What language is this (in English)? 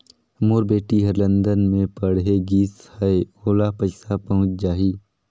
Chhattisgarhi